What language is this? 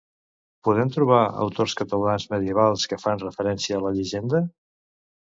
Catalan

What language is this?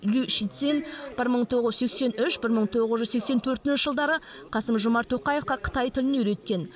Kazakh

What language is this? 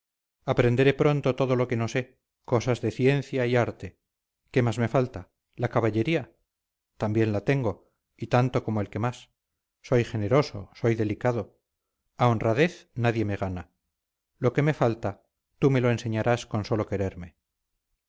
Spanish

